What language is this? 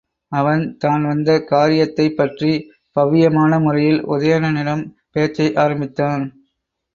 Tamil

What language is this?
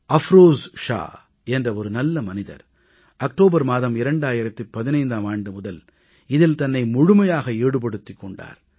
Tamil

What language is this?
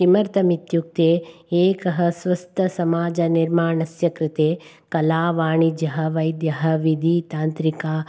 Sanskrit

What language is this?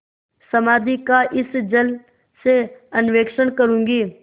Hindi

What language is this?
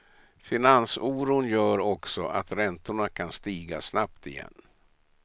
Swedish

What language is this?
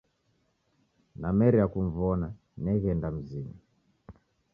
Taita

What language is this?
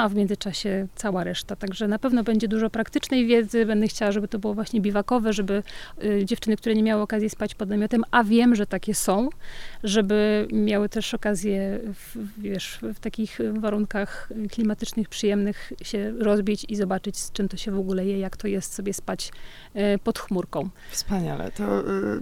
Polish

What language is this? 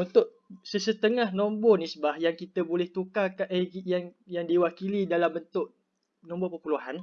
Malay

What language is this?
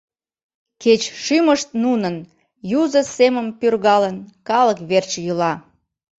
Mari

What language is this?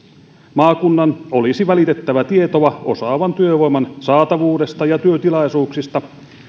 Finnish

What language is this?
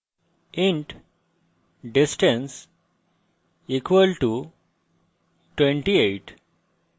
Bangla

